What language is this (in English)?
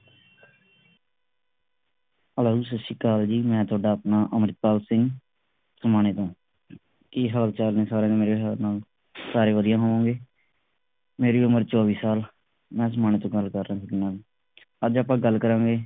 Punjabi